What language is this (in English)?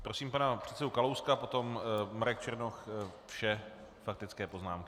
Czech